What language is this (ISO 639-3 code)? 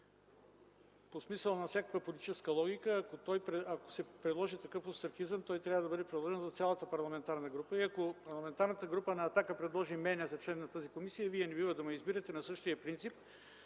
bul